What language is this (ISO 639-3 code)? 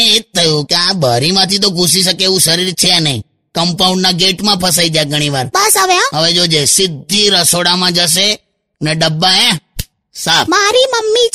hin